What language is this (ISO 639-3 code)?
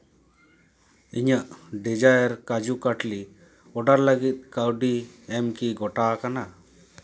sat